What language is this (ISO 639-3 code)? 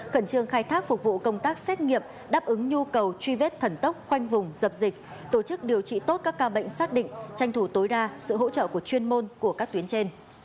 vie